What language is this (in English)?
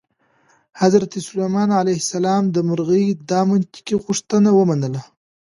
Pashto